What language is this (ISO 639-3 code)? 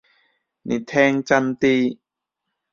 yue